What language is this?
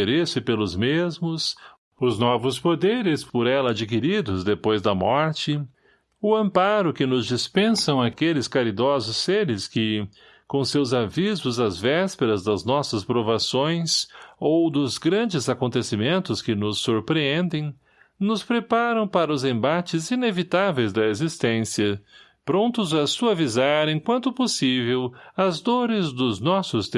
Portuguese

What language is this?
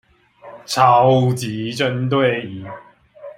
Chinese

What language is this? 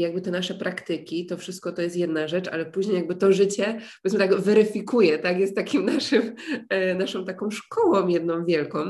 Polish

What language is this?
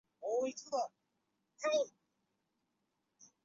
Chinese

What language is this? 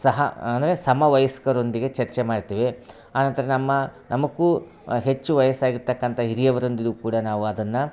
Kannada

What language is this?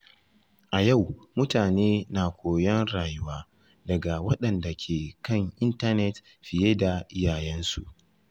Hausa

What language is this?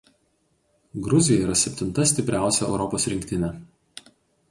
Lithuanian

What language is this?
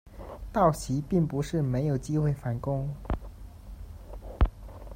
Chinese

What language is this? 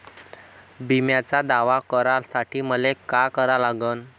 Marathi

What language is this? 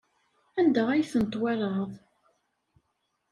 Kabyle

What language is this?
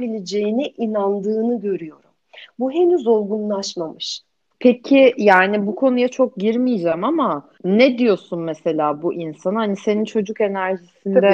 Turkish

